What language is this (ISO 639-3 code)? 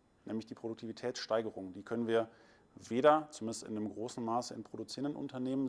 deu